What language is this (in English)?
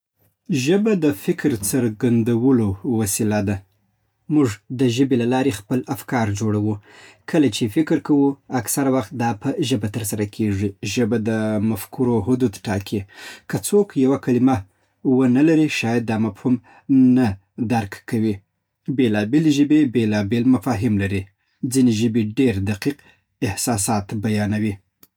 Southern Pashto